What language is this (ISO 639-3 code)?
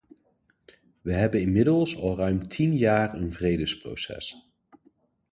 nld